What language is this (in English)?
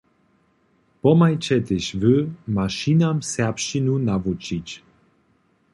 Upper Sorbian